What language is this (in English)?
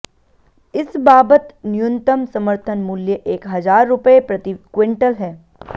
Hindi